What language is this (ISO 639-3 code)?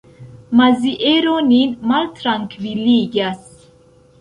epo